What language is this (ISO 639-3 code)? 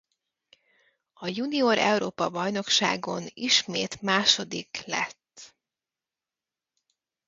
hun